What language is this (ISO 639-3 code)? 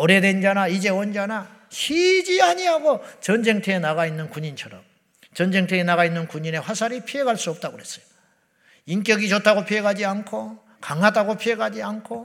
kor